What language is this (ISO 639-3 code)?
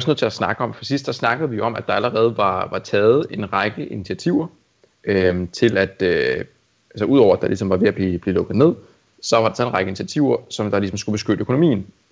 dan